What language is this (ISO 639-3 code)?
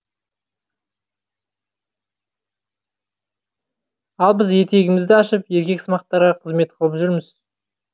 kaz